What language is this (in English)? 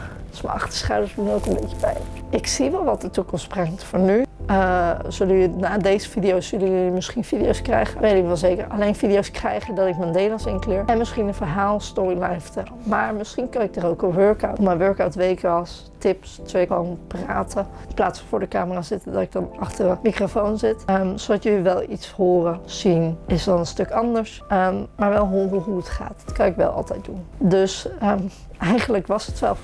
Dutch